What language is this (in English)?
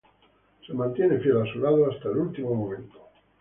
Spanish